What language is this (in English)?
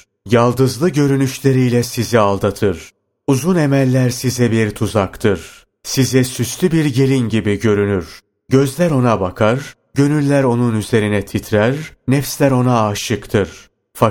Turkish